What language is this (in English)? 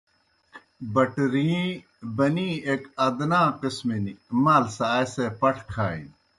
Kohistani Shina